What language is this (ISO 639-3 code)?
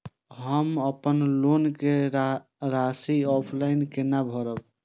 mai